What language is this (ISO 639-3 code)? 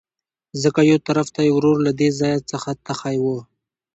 pus